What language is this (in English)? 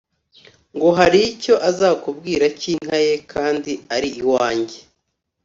Kinyarwanda